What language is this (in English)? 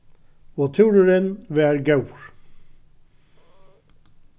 Faroese